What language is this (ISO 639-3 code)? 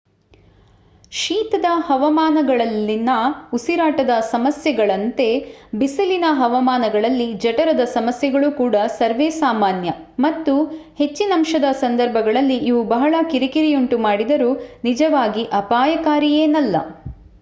kan